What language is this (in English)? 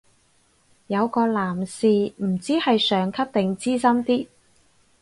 Cantonese